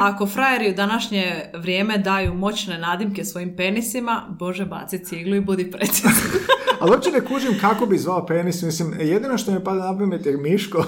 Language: Croatian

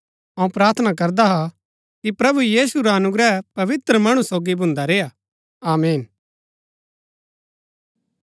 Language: Gaddi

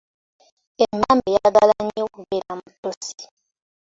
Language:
Ganda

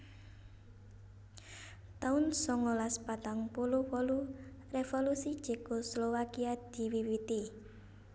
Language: Javanese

